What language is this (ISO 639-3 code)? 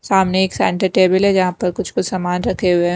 hin